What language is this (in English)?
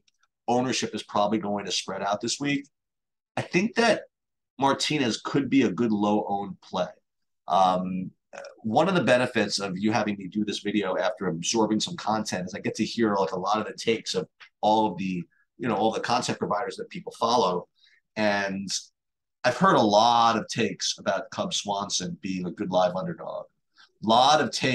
English